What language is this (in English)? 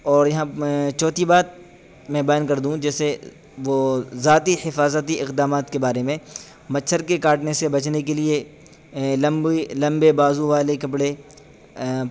Urdu